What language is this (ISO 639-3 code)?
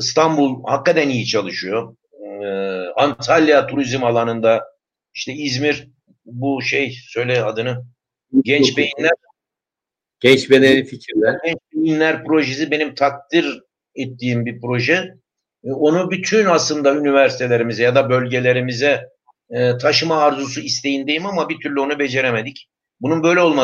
tur